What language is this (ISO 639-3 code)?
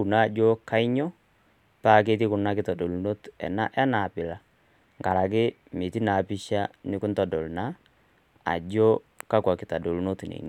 mas